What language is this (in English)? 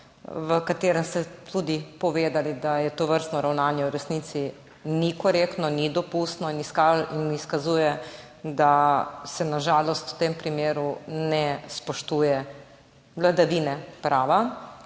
Slovenian